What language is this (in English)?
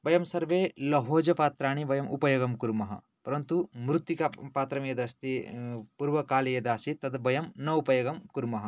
Sanskrit